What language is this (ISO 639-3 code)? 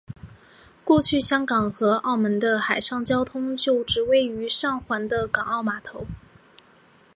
zho